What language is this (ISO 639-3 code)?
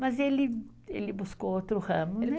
por